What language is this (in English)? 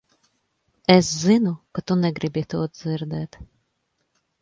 Latvian